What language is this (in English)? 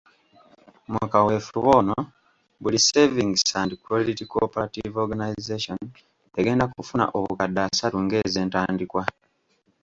Ganda